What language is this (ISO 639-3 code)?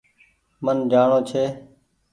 gig